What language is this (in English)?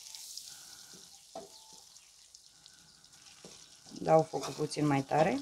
Romanian